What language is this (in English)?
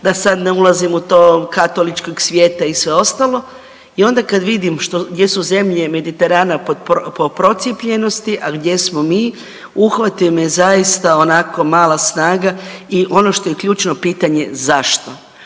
Croatian